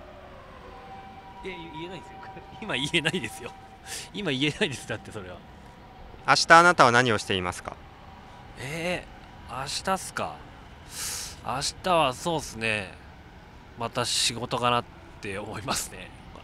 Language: Japanese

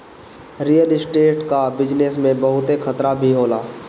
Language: Bhojpuri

